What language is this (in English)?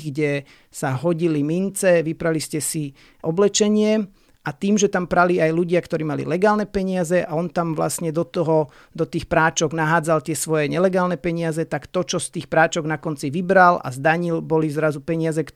Slovak